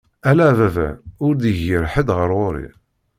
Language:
Kabyle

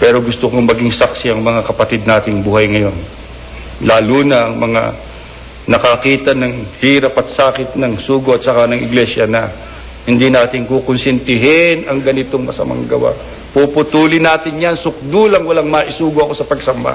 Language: Filipino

